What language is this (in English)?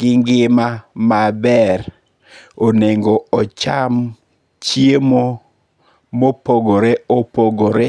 Luo (Kenya and Tanzania)